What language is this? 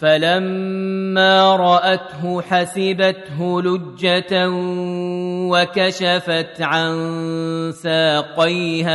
Arabic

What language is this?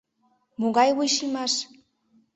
Mari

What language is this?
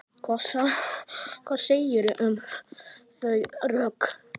Icelandic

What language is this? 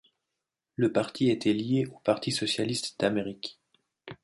French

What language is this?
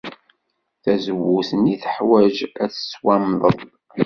Kabyle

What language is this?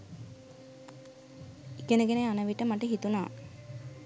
Sinhala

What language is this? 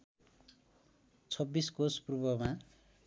Nepali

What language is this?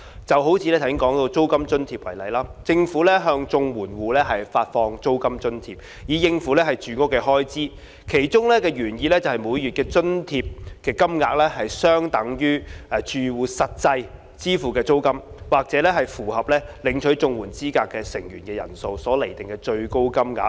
Cantonese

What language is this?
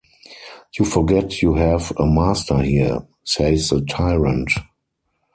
English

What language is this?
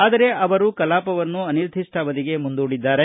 Kannada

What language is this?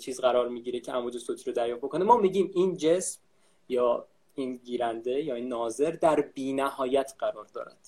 Persian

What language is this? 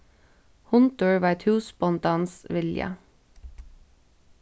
Faroese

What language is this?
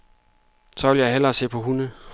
Danish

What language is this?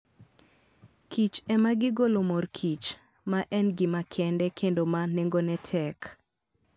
Luo (Kenya and Tanzania)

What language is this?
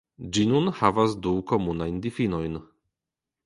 Esperanto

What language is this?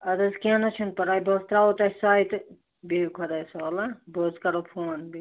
Kashmiri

